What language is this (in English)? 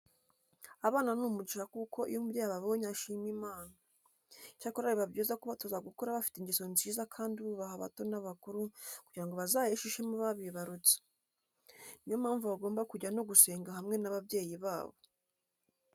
Kinyarwanda